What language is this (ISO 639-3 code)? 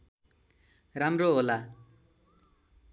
nep